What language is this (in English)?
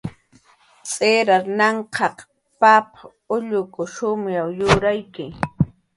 Jaqaru